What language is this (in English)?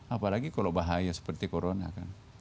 Indonesian